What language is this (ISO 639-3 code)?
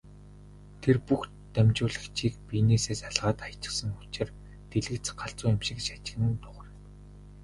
mon